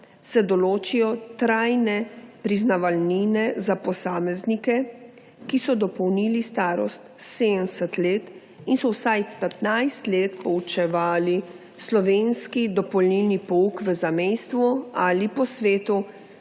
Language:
Slovenian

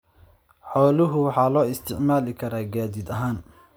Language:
Somali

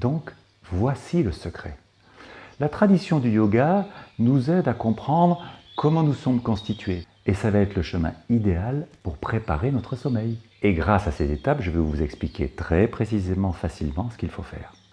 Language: French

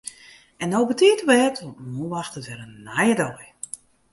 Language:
Western Frisian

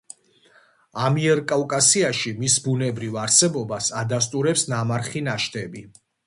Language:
Georgian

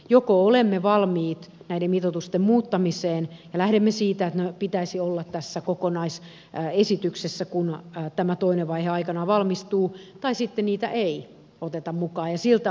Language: Finnish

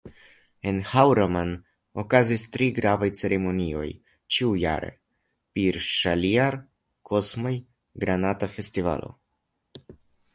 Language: Esperanto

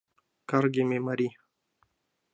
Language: Mari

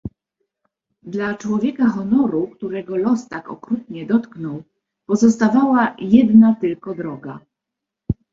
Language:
Polish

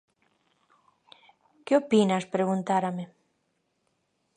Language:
Galician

